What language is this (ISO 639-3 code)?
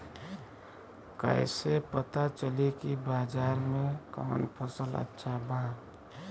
bho